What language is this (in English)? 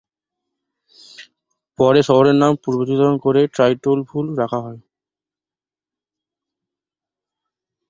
Bangla